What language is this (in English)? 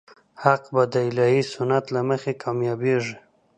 Pashto